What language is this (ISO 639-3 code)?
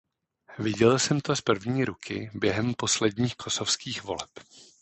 ces